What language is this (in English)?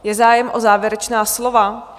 Czech